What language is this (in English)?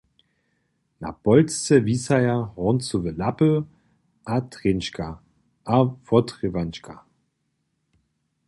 Upper Sorbian